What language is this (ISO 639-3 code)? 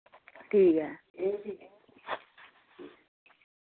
doi